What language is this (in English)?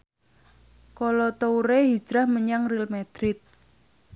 Javanese